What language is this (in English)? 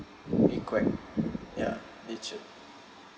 English